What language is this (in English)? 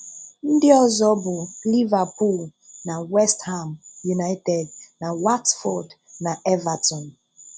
Igbo